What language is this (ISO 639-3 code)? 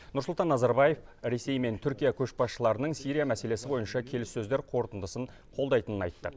kaz